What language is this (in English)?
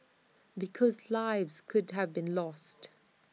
English